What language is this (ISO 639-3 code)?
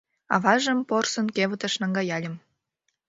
chm